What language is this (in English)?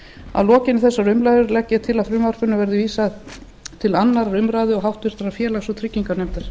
Icelandic